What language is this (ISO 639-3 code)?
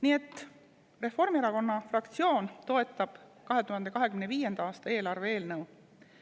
est